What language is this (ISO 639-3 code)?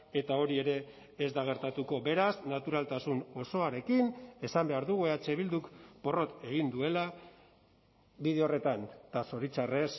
eus